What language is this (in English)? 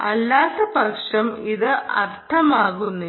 Malayalam